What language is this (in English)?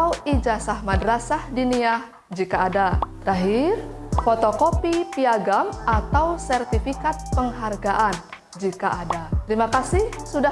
Indonesian